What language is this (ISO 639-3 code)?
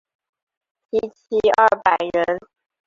zho